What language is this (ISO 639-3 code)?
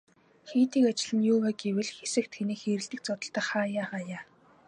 mon